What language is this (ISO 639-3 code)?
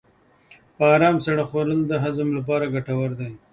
pus